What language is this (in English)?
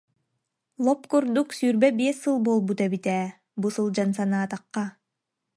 Yakut